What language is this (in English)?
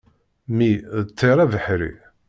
Kabyle